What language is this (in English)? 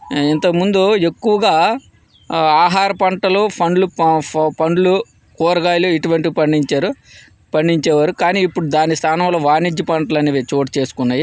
Telugu